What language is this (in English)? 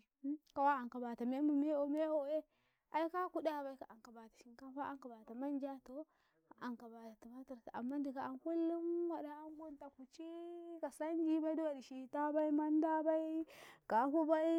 Karekare